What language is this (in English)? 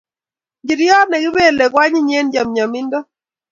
Kalenjin